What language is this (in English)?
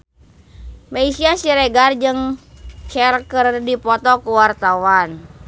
Sundanese